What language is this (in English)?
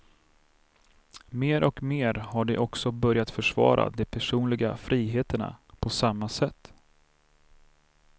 Swedish